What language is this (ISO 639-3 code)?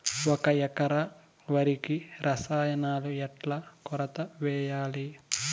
tel